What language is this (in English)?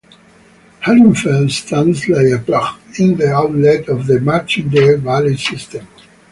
English